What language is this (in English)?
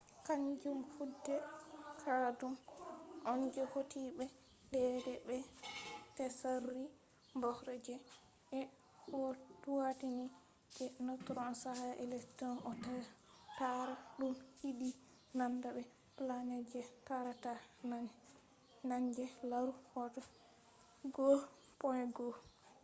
Fula